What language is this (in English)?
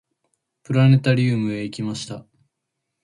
Japanese